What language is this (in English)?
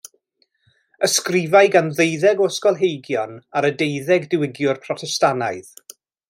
Welsh